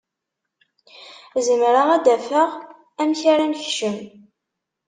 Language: Kabyle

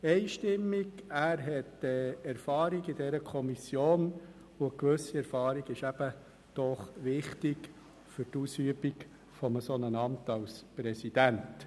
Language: Swiss German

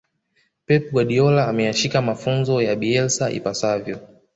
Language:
Swahili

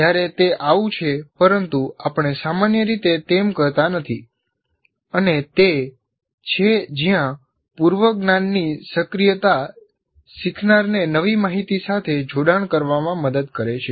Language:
Gujarati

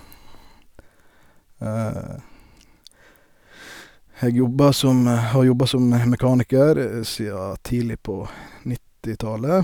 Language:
Norwegian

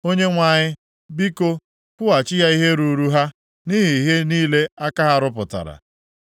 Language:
Igbo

